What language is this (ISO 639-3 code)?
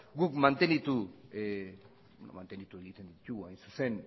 eus